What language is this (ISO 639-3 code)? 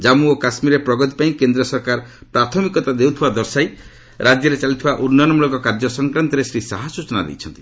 ori